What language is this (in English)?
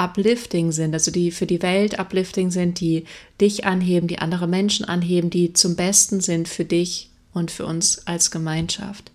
German